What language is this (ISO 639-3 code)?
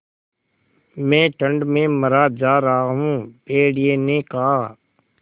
hin